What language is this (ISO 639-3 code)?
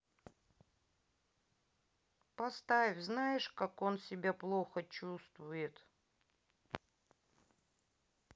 rus